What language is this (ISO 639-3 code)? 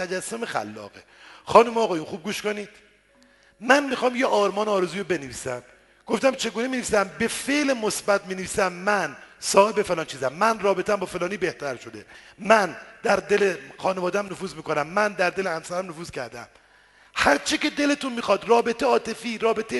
fas